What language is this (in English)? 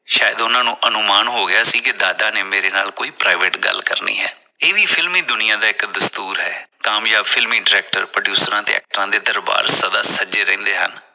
Punjabi